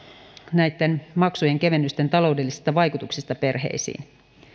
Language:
Finnish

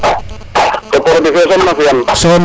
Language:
Serer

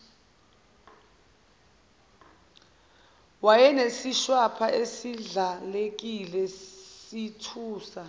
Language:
Zulu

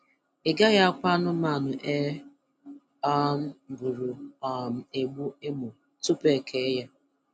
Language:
Igbo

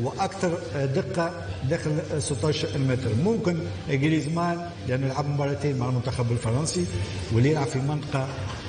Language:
Arabic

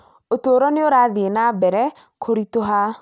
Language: Kikuyu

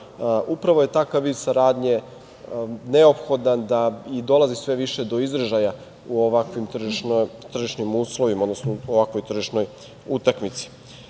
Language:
Serbian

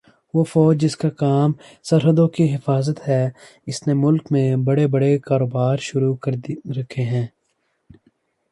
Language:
Urdu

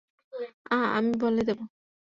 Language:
Bangla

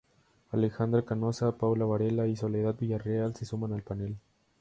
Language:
Spanish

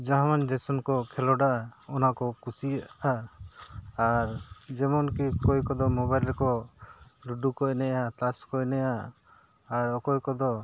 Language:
Santali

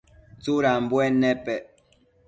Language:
Matsés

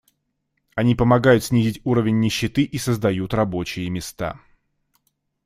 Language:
Russian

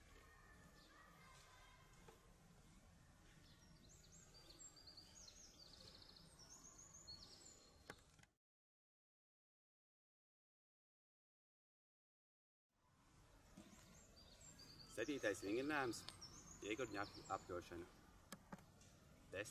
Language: Dutch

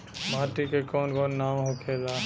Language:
Bhojpuri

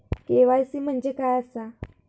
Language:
Marathi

